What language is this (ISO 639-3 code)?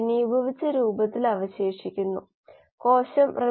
mal